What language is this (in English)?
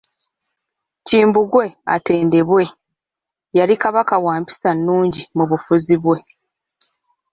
Ganda